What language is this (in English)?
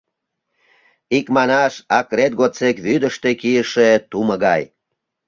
Mari